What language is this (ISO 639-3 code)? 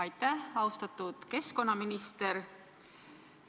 est